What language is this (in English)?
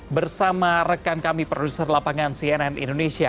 Indonesian